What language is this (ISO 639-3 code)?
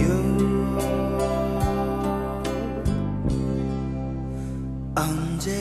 kor